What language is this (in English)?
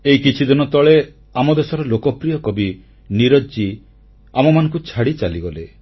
Odia